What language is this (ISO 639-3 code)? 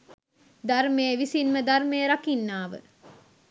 sin